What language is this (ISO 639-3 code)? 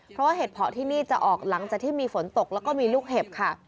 tha